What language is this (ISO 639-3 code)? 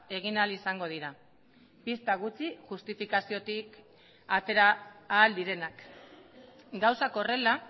eus